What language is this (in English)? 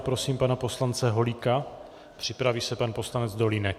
Czech